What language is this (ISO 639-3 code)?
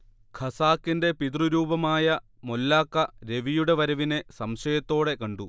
mal